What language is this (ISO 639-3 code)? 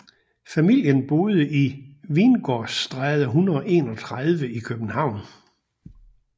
dan